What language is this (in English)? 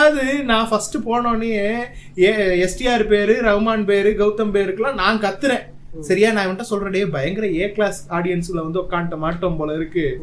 Tamil